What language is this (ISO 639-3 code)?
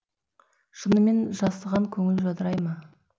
kaz